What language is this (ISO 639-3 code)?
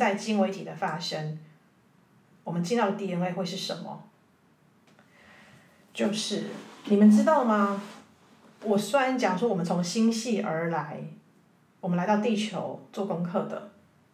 zho